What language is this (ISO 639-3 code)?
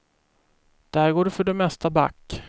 swe